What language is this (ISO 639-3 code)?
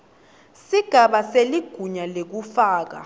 ssw